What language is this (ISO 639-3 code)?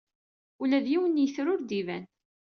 kab